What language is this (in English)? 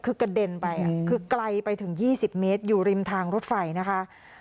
Thai